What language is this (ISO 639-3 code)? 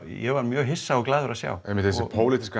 isl